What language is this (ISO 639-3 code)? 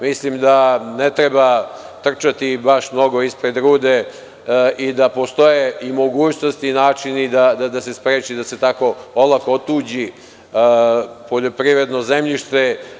srp